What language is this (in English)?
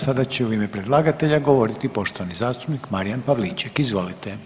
Croatian